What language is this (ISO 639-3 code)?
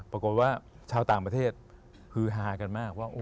tha